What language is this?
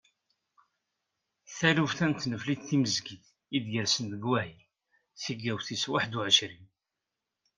Kabyle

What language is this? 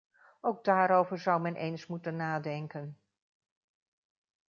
Dutch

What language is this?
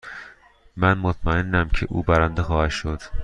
Persian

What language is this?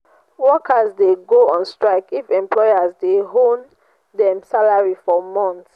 Nigerian Pidgin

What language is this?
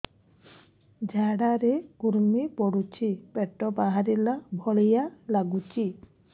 Odia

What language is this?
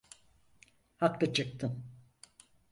Turkish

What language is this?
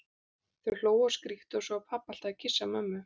Icelandic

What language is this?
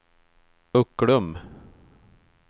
Swedish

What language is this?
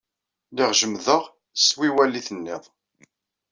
Kabyle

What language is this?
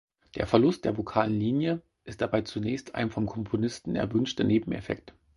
German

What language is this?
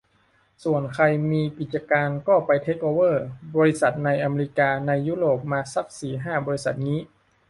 Thai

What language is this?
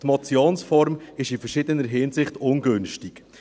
Swiss German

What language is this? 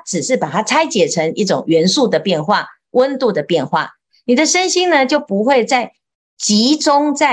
Chinese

